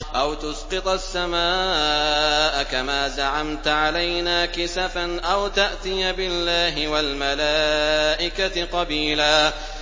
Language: Arabic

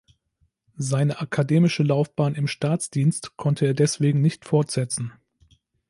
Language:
German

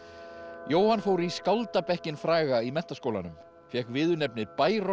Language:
Icelandic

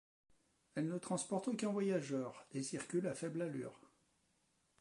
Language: French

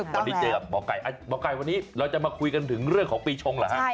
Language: Thai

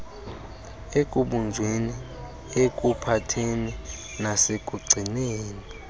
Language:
Xhosa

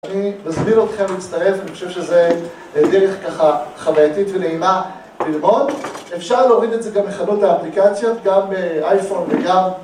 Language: Hebrew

